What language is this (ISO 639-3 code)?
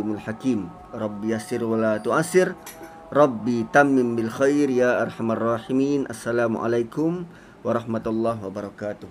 msa